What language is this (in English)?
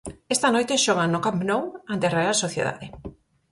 Galician